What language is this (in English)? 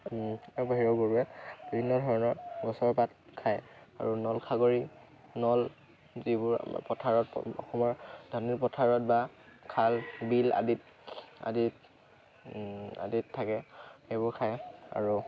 Assamese